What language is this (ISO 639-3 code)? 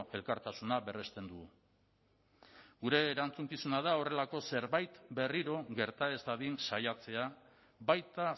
eus